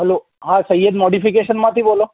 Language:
Gujarati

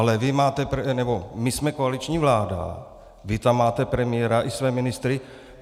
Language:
Czech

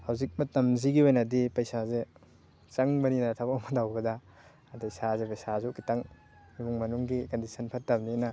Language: Manipuri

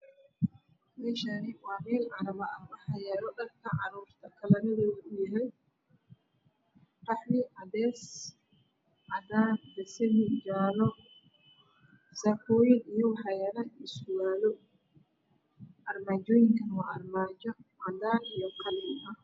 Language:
Somali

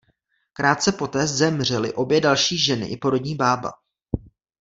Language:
Czech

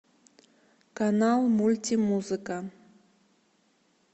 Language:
Russian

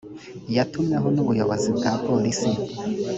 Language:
Kinyarwanda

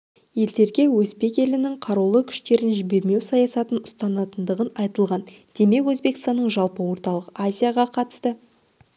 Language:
Kazakh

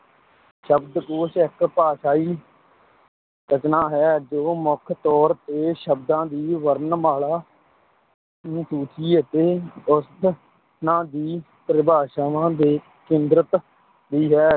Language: Punjabi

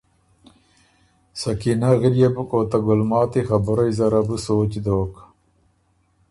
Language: Ormuri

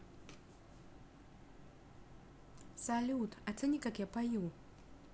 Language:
Russian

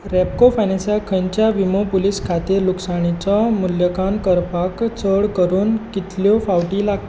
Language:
Konkani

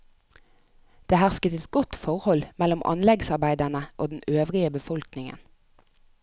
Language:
Norwegian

